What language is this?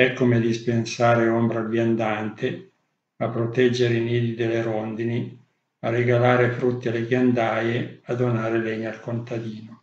Italian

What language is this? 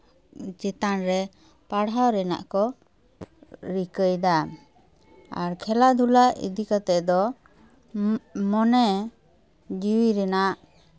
Santali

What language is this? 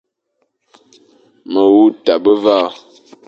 Fang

